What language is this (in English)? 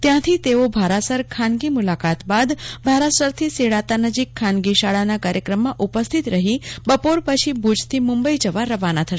Gujarati